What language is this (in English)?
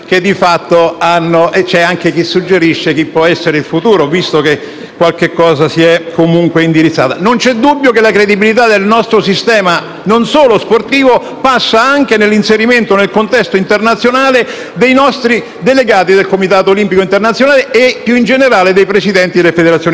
Italian